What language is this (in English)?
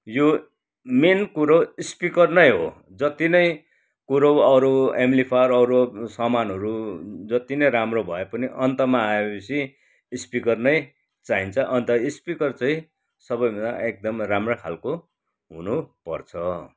Nepali